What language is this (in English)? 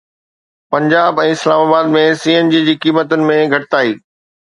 Sindhi